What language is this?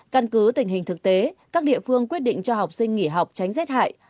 Vietnamese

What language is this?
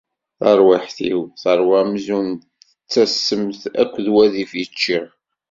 Kabyle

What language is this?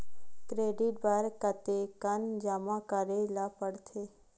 Chhattisgarhi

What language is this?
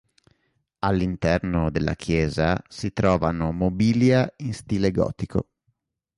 Italian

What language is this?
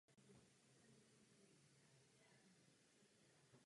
Czech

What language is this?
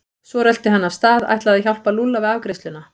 Icelandic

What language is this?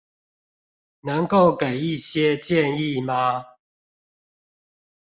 Chinese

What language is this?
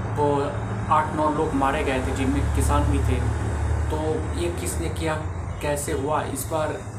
Hindi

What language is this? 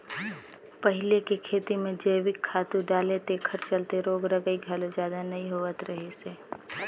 Chhattisgarhi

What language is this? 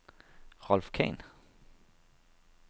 Danish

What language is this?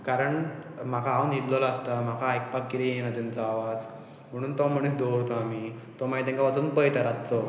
Konkani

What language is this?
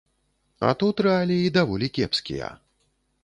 Belarusian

